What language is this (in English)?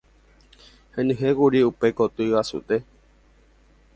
Guarani